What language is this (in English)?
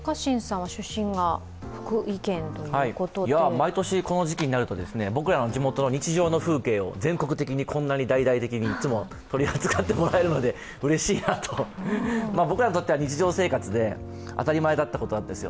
Japanese